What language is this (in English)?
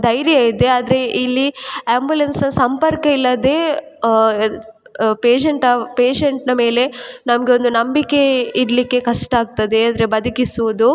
Kannada